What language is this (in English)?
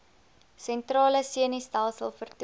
Afrikaans